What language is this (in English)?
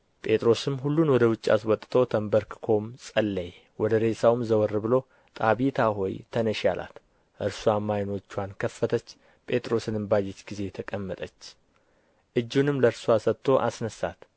Amharic